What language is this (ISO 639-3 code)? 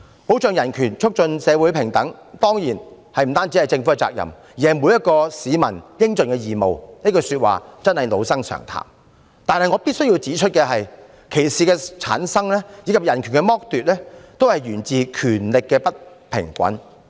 yue